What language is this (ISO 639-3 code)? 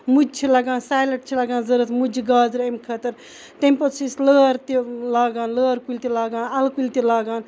kas